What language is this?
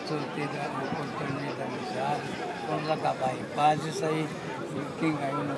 Portuguese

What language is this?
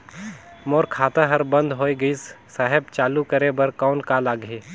Chhattisgarhi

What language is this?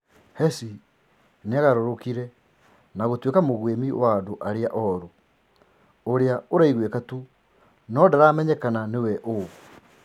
Kikuyu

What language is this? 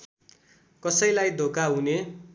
Nepali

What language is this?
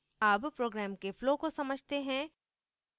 Hindi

